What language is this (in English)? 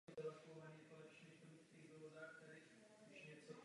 Czech